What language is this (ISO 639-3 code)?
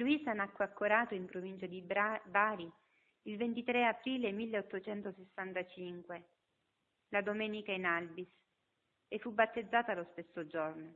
ita